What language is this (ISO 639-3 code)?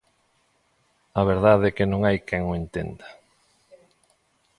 glg